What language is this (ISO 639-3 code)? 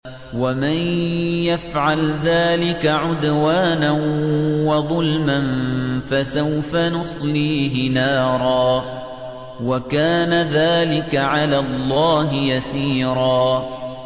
ara